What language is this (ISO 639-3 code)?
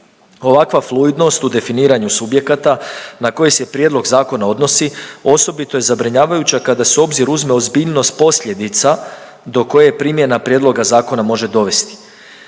hrv